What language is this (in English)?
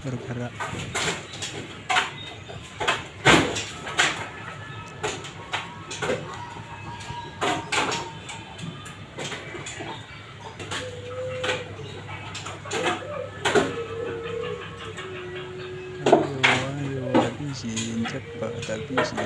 Indonesian